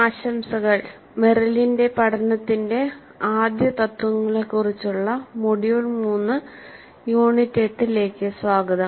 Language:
Malayalam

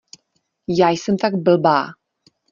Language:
Czech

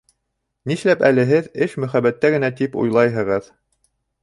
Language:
Bashkir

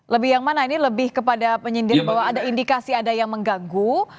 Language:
Indonesian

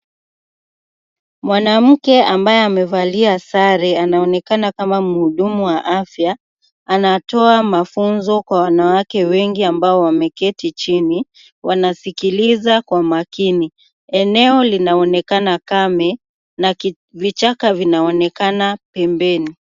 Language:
Swahili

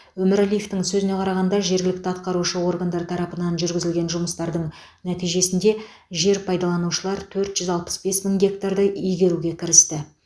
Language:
Kazakh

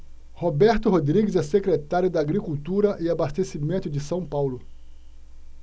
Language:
Portuguese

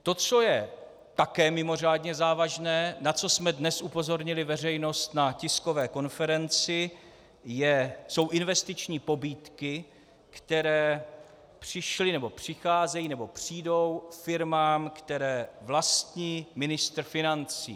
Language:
Czech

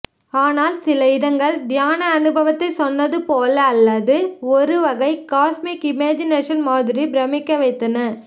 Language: Tamil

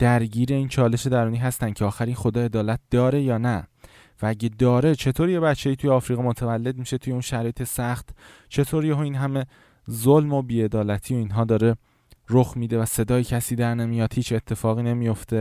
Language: Persian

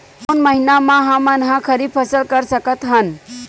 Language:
Chhattisgarhi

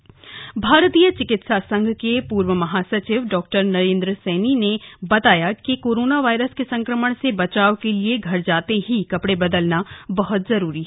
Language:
Hindi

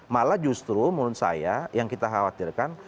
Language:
Indonesian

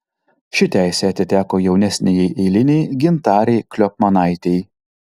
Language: Lithuanian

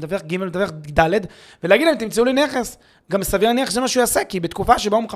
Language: Hebrew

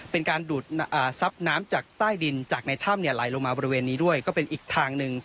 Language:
Thai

